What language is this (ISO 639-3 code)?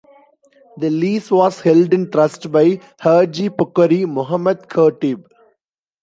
eng